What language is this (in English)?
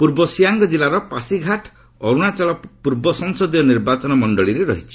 Odia